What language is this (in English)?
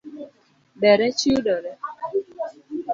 Luo (Kenya and Tanzania)